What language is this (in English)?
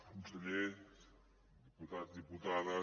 Catalan